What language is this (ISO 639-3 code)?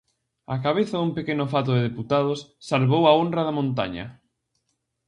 glg